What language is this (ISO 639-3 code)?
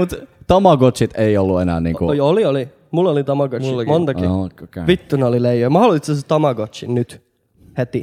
fin